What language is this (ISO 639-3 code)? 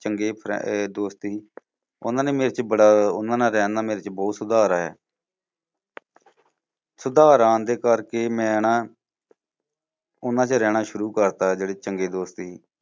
pan